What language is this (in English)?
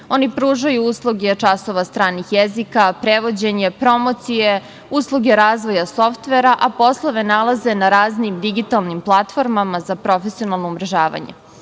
Serbian